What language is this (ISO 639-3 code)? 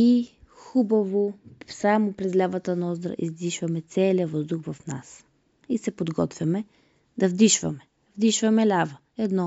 bul